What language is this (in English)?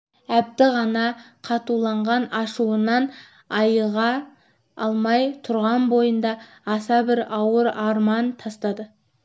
Kazakh